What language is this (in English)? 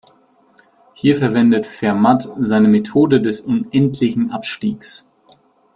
German